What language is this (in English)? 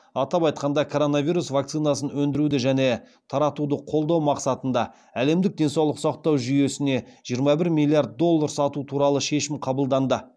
Kazakh